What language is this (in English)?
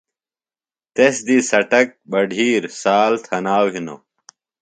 Phalura